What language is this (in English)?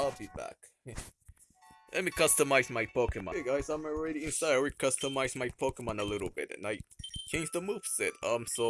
English